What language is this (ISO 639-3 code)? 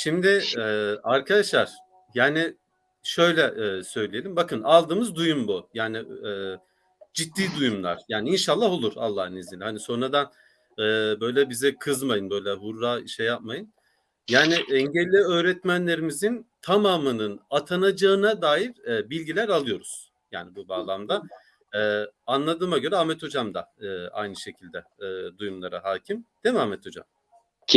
tur